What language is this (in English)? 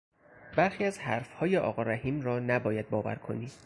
Persian